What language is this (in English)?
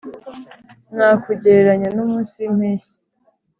Kinyarwanda